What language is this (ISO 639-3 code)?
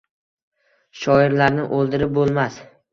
uzb